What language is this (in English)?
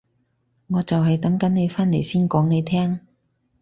Cantonese